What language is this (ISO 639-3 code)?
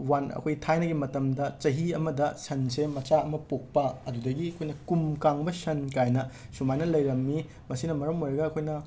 mni